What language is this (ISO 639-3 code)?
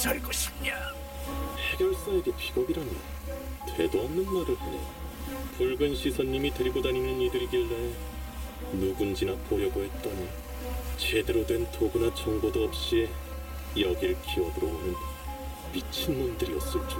kor